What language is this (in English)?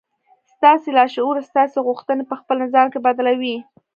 Pashto